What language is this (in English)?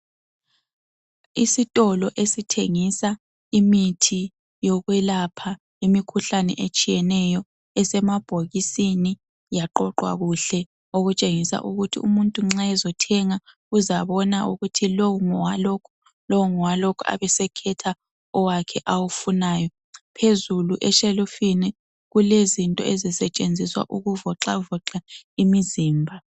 North Ndebele